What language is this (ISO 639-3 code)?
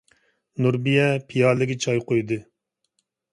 uig